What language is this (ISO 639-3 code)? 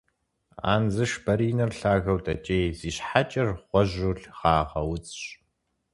kbd